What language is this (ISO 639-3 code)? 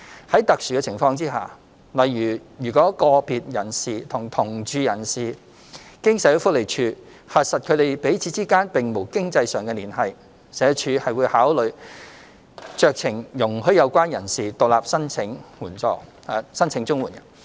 yue